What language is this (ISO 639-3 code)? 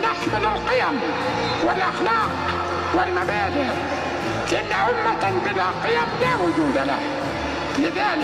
ara